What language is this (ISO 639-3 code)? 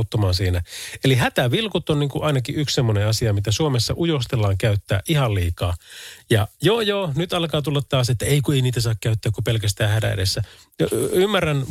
fin